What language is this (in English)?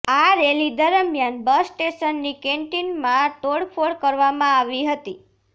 Gujarati